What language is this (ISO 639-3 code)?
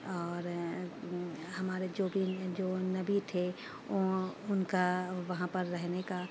urd